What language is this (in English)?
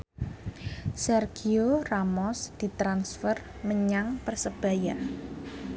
Javanese